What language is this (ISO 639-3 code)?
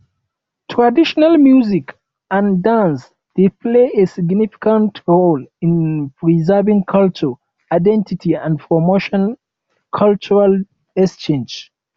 pcm